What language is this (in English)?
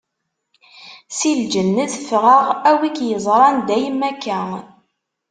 Kabyle